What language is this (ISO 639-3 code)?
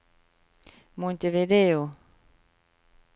nor